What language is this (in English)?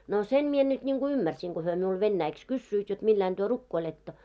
Finnish